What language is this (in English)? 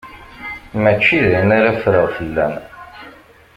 Kabyle